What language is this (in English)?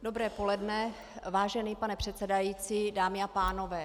Czech